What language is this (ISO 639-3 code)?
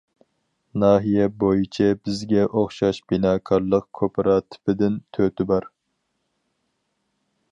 uig